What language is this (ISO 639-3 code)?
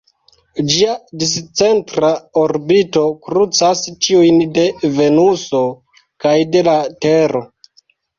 epo